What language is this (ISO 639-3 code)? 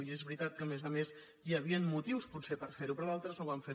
cat